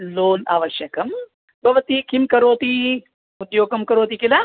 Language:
Sanskrit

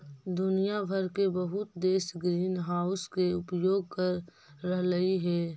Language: Magahi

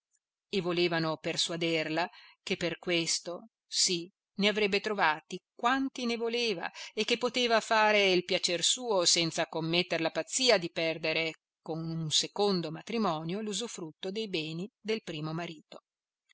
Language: Italian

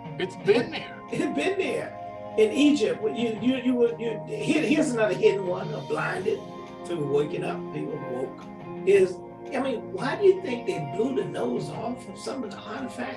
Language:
English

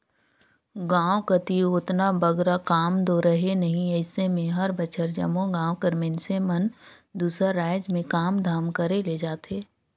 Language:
Chhattisgarhi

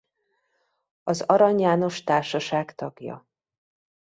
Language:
Hungarian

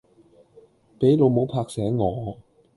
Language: Cantonese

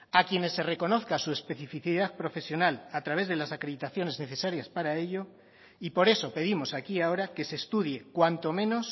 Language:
Spanish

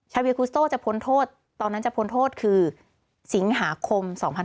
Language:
Thai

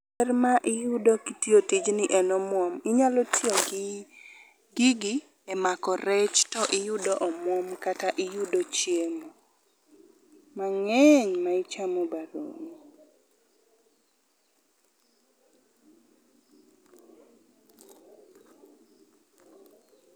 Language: Luo (Kenya and Tanzania)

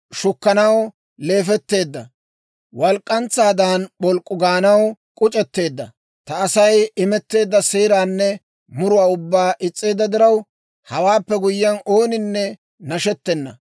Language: Dawro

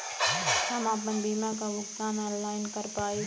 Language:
Bhojpuri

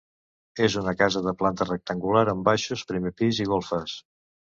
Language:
Catalan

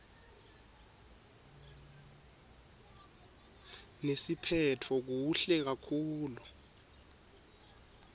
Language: Swati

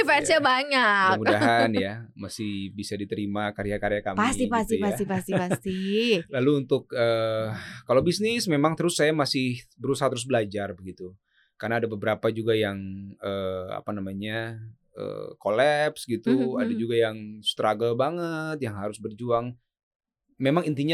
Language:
Indonesian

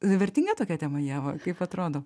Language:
Lithuanian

